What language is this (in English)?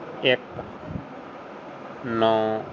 Punjabi